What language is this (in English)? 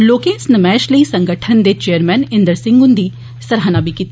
Dogri